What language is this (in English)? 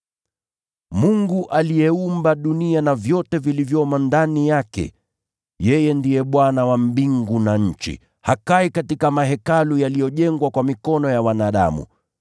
Swahili